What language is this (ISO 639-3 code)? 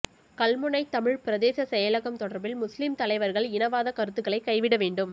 tam